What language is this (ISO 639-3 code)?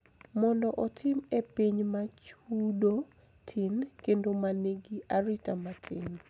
luo